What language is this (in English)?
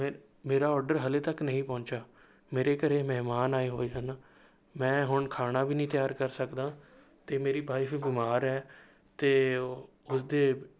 Punjabi